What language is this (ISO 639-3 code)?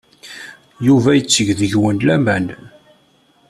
kab